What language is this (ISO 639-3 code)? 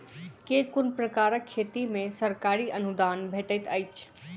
mai